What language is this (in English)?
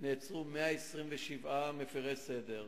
Hebrew